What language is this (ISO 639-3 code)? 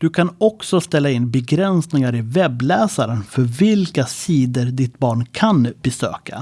swe